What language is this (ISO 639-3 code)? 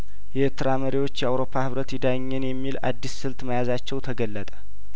amh